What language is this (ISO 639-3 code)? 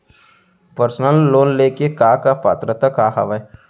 hne